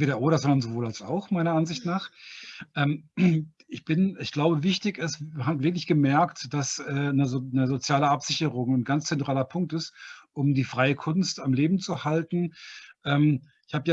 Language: German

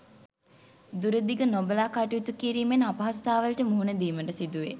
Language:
Sinhala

